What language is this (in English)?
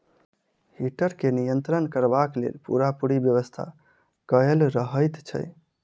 Maithili